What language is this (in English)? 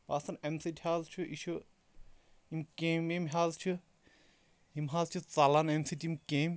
Kashmiri